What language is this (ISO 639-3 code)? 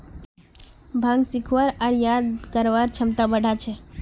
mag